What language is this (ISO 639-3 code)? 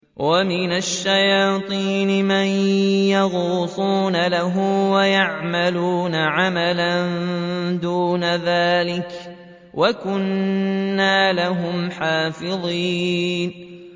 ara